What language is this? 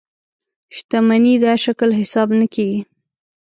Pashto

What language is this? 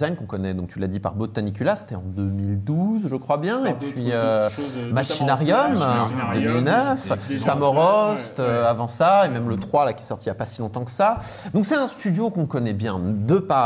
French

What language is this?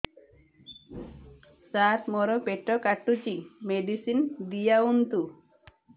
Odia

